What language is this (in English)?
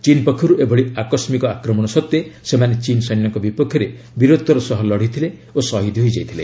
Odia